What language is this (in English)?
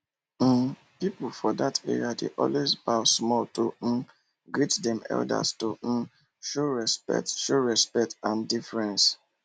Nigerian Pidgin